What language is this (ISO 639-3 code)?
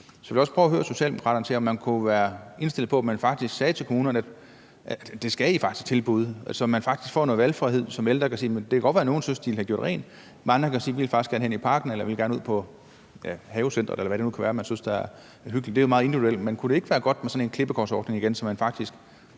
dan